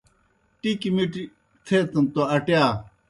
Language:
Kohistani Shina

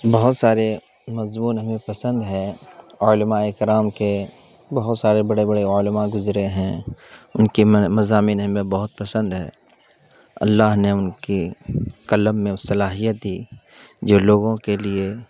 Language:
Urdu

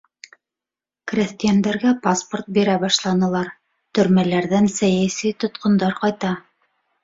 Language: Bashkir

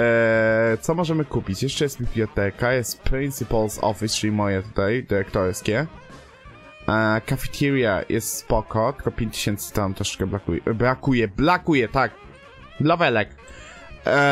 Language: Polish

